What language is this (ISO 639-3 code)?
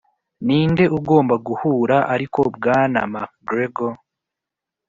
kin